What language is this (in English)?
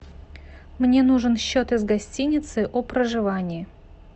Russian